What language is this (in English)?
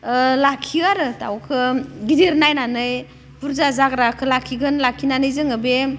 Bodo